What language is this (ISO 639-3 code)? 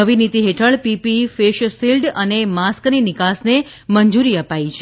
guj